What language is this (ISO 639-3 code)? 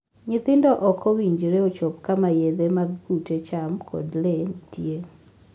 luo